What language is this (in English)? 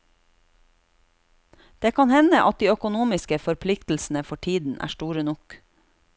Norwegian